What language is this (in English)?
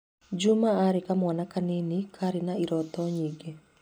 Kikuyu